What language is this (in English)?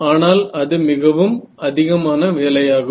Tamil